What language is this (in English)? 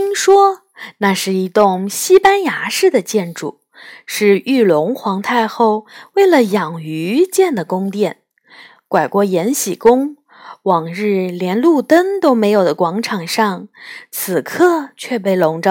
Chinese